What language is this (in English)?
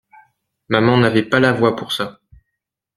French